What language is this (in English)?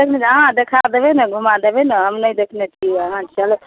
Maithili